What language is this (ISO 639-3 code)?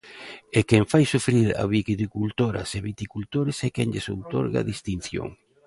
glg